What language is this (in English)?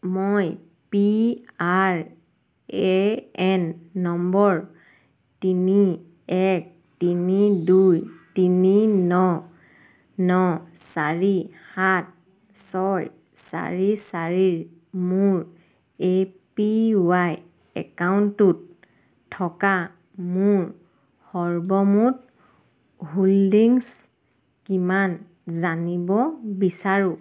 Assamese